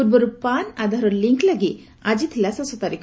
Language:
Odia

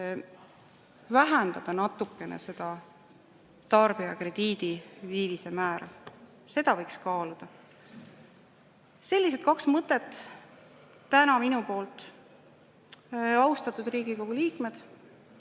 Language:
Estonian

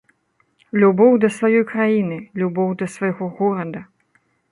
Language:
Belarusian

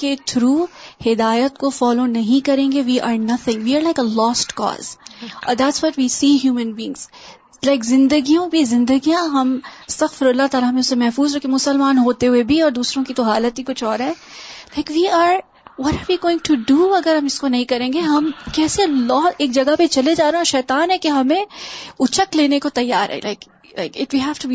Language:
Urdu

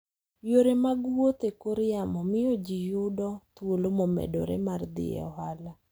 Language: Luo (Kenya and Tanzania)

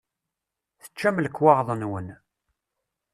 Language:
Kabyle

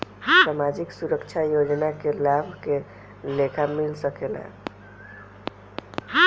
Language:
Bhojpuri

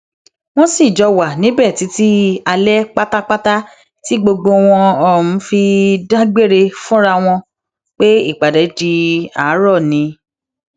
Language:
Yoruba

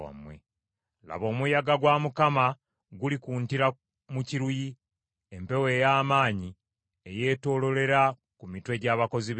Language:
Ganda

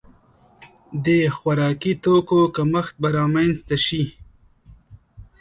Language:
Pashto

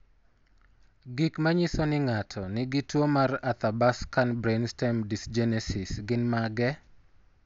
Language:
Luo (Kenya and Tanzania)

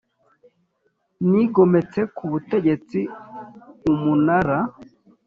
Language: Kinyarwanda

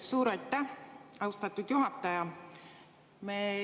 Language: Estonian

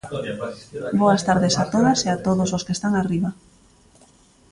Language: Galician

